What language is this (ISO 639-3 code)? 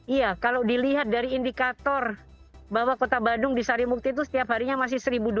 ind